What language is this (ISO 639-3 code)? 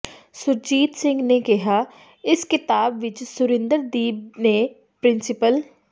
pan